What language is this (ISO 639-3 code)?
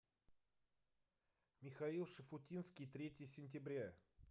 rus